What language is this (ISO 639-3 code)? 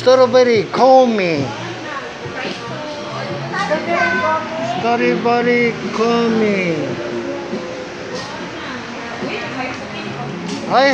jpn